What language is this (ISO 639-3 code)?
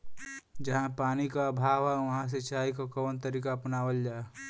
bho